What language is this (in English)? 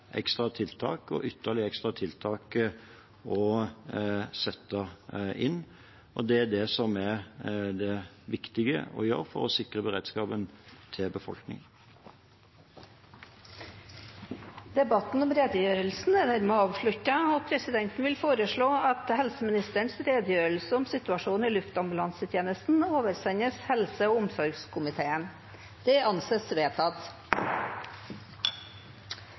Norwegian Bokmål